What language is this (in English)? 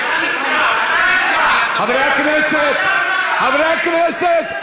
Hebrew